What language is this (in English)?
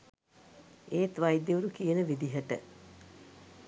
Sinhala